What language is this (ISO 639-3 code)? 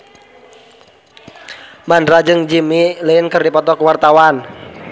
sun